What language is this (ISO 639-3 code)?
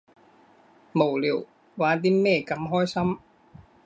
yue